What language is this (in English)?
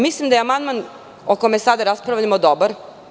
Serbian